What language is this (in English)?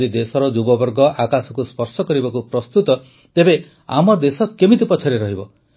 Odia